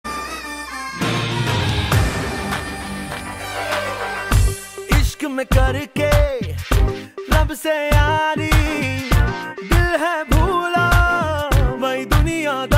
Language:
Arabic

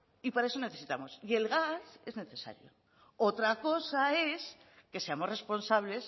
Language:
Spanish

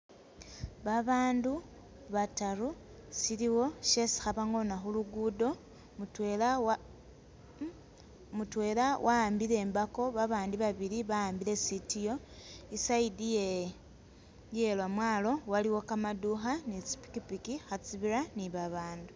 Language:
Masaaba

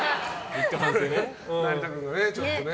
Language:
Japanese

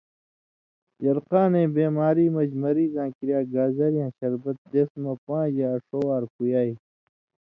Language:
Indus Kohistani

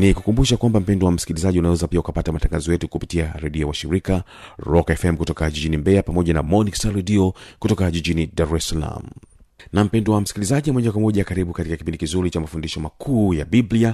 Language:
Swahili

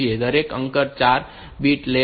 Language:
Gujarati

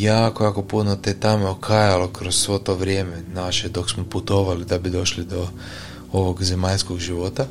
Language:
Croatian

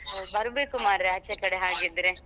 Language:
Kannada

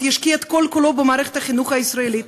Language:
Hebrew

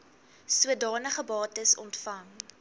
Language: Afrikaans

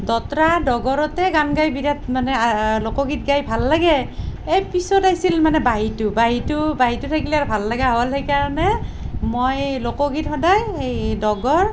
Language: Assamese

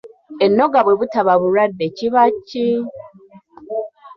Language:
Ganda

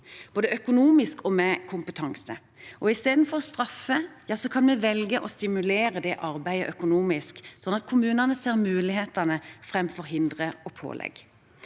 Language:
Norwegian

